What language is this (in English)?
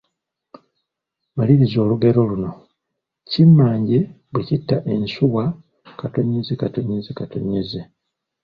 Ganda